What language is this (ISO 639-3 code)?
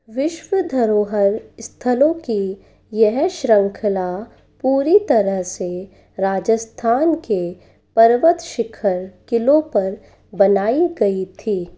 hin